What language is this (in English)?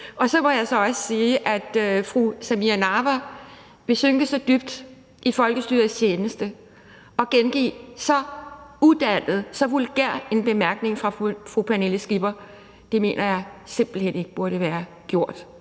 Danish